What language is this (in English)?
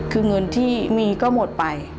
Thai